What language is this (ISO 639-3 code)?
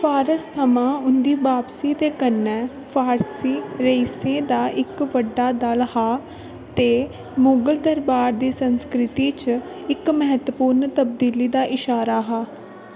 doi